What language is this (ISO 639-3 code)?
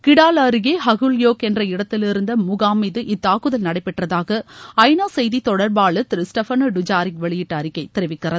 tam